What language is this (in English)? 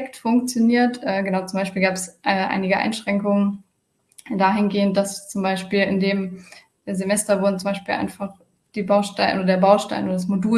German